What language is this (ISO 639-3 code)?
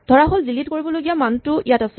asm